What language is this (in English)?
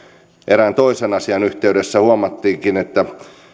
Finnish